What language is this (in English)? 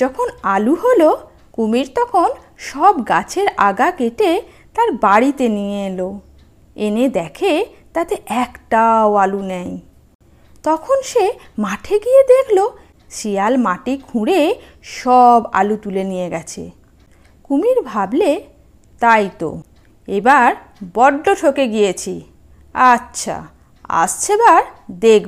Bangla